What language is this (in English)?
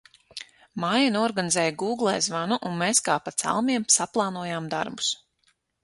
Latvian